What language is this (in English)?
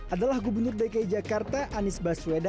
Indonesian